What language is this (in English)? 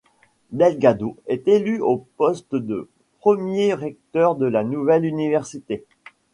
French